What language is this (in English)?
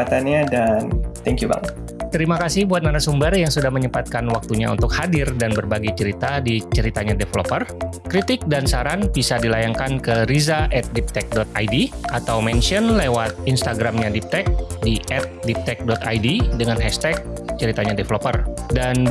Indonesian